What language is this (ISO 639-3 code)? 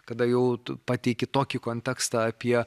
lit